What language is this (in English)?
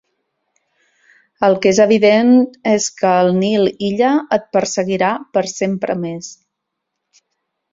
Catalan